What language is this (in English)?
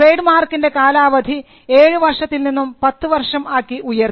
Malayalam